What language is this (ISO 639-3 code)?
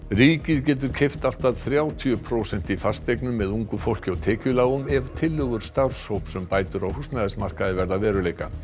isl